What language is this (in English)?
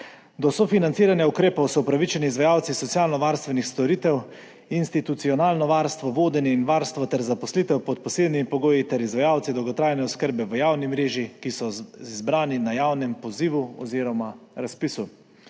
Slovenian